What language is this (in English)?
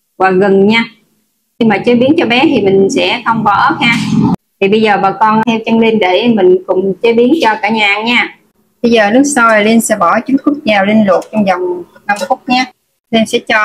Vietnamese